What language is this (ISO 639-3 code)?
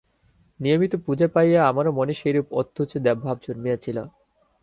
ben